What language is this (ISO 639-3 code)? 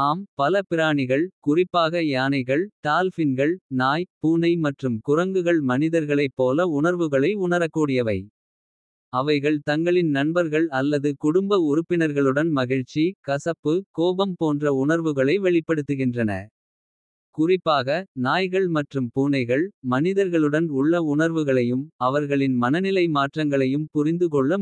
kfe